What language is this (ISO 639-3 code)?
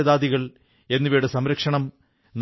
mal